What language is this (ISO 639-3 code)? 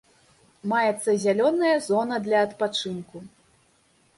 bel